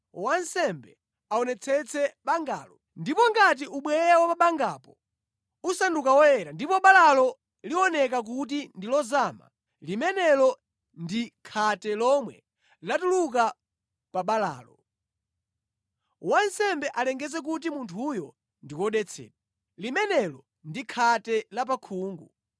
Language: Nyanja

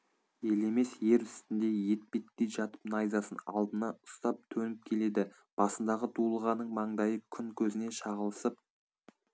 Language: Kazakh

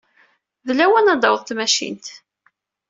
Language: Kabyle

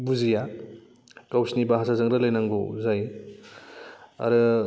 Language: Bodo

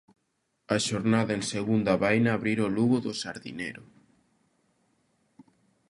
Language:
Galician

